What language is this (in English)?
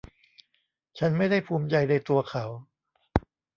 Thai